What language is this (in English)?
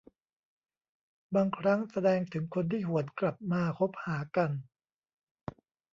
Thai